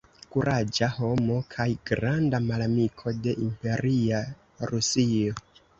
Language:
Esperanto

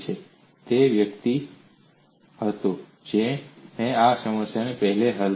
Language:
Gujarati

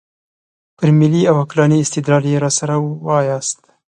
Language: Pashto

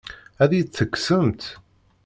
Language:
Kabyle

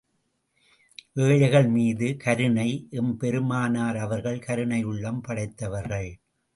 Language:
Tamil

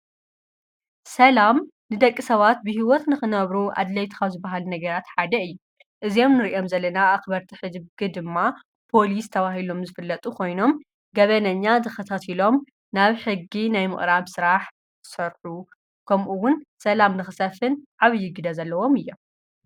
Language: Tigrinya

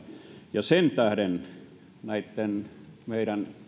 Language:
Finnish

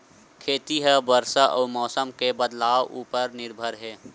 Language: Chhattisgarhi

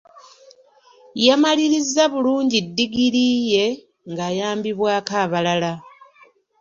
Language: Ganda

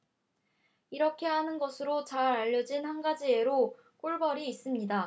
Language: Korean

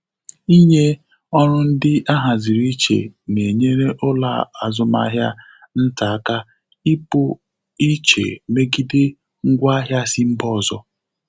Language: Igbo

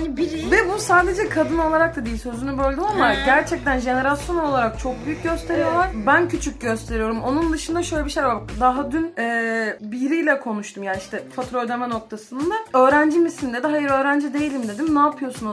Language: Turkish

